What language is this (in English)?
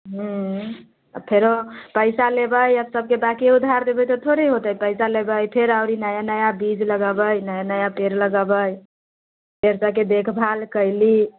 Maithili